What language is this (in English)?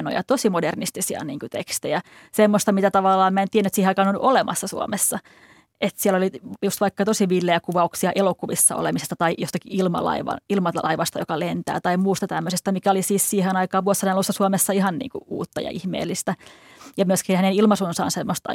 Finnish